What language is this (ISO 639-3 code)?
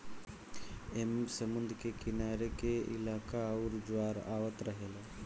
bho